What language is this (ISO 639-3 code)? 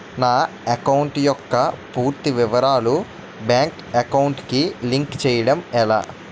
tel